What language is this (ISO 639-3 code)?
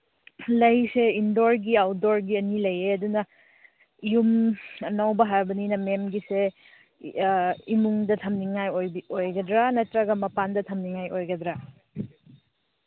mni